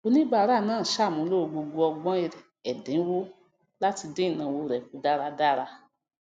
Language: Yoruba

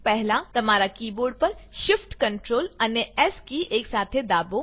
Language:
Gujarati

